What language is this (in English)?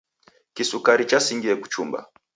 Taita